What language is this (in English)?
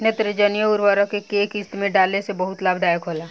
Bhojpuri